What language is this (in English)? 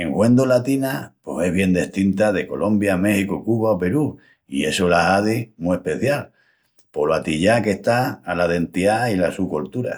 Extremaduran